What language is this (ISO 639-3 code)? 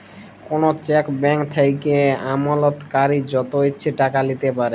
ben